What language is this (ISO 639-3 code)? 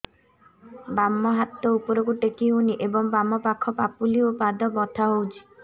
ori